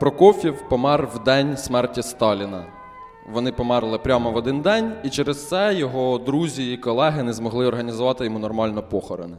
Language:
Ukrainian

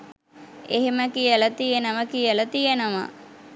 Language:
Sinhala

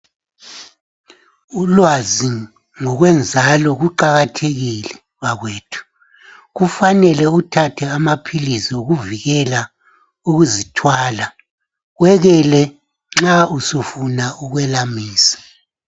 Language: North Ndebele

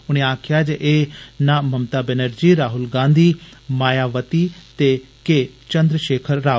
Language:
Dogri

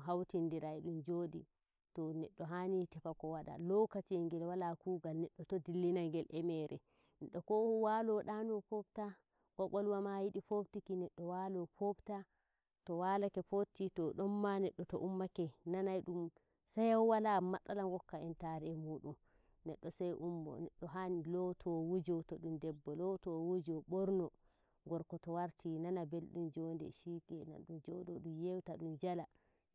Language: Nigerian Fulfulde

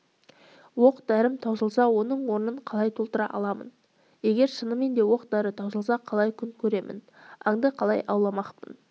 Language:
Kazakh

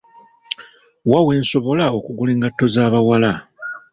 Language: Ganda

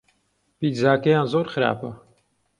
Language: Central Kurdish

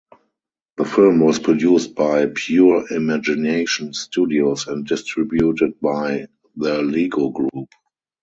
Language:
English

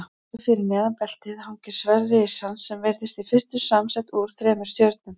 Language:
Icelandic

